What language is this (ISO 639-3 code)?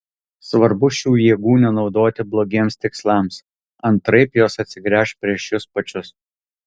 lit